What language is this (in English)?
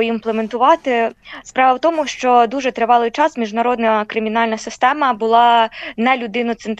Ukrainian